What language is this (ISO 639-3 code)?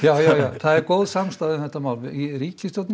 isl